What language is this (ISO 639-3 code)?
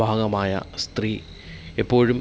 mal